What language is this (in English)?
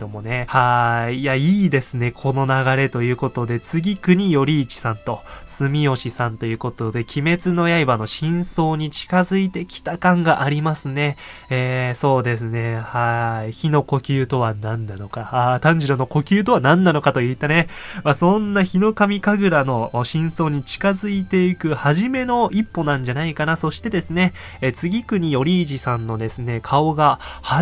Japanese